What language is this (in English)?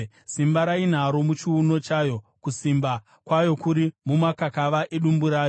Shona